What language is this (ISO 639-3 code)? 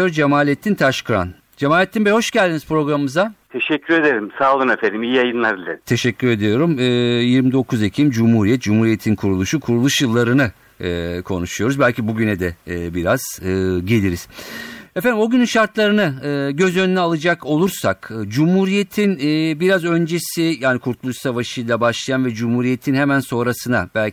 tur